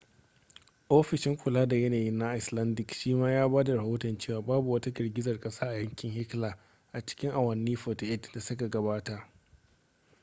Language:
Hausa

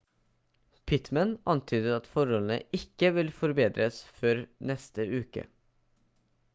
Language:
Norwegian Bokmål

